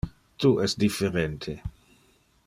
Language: Interlingua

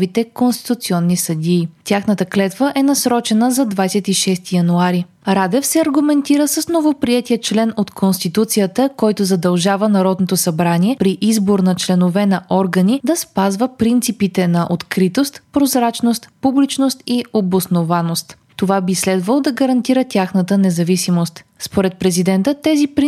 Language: Bulgarian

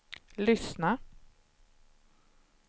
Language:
Swedish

